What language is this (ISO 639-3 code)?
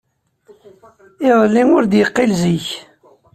kab